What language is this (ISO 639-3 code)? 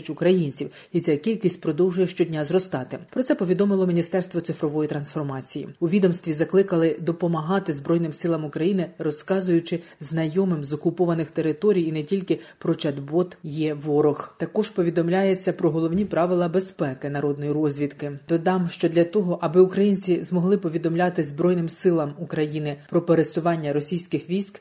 ukr